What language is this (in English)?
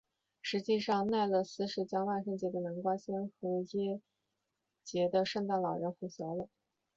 Chinese